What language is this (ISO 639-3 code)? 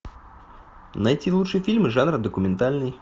rus